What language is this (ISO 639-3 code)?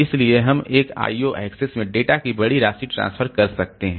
hin